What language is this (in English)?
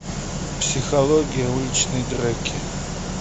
Russian